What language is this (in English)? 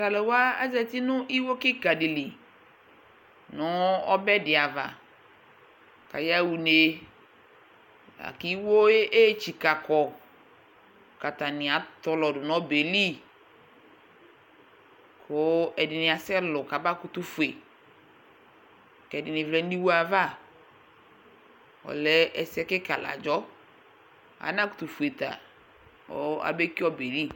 Ikposo